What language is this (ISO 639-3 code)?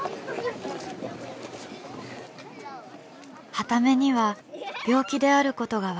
jpn